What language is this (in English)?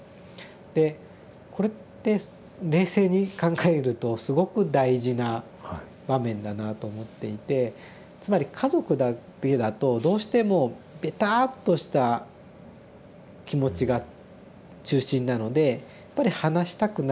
Japanese